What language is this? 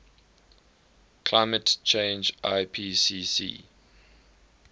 English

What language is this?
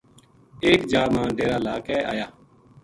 Gujari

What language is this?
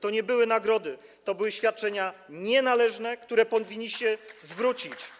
Polish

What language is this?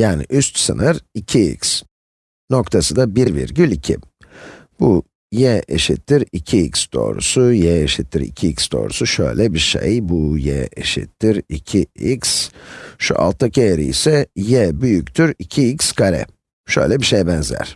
Turkish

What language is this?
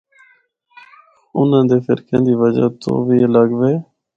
Northern Hindko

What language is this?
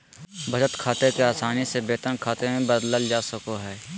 Magahi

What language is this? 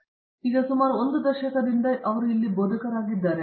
Kannada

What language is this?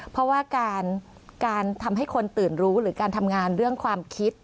Thai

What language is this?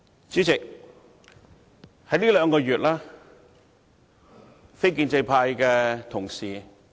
Cantonese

